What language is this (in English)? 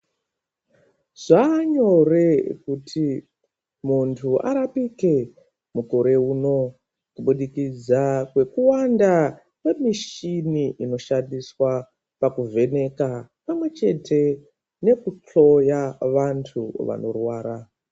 Ndau